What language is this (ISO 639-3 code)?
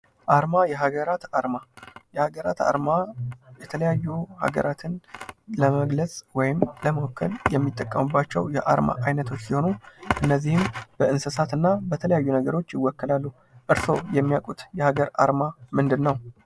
amh